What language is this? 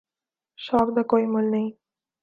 Urdu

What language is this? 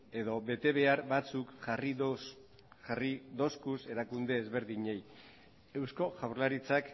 Basque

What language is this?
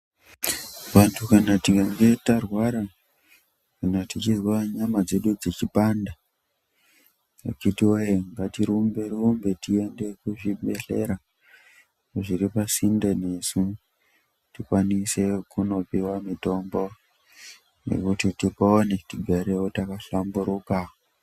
Ndau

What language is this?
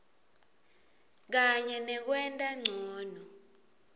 Swati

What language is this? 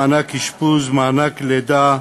Hebrew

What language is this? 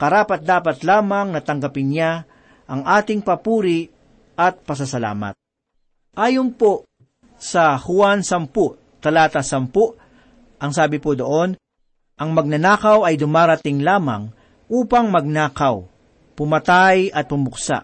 Filipino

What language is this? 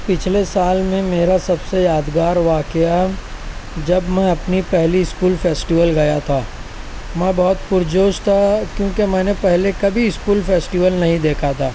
Urdu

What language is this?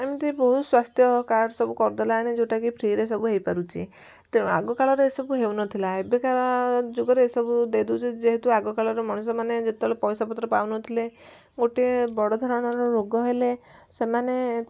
Odia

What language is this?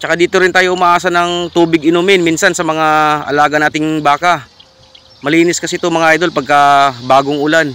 Filipino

